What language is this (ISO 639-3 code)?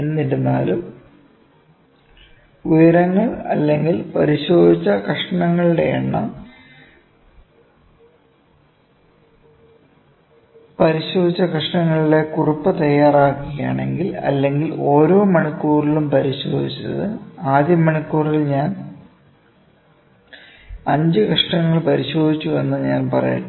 mal